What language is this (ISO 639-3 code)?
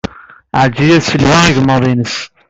kab